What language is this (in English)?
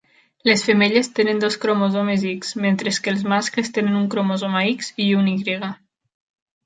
Catalan